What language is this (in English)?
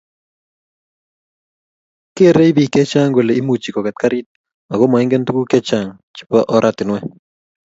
Kalenjin